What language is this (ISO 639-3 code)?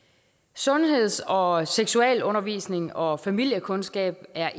dan